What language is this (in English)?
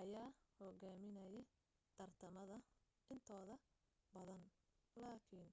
Somali